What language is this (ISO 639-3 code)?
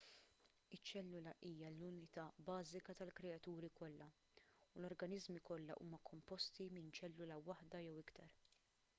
mlt